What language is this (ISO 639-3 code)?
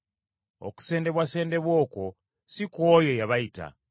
lug